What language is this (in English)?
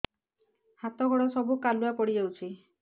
Odia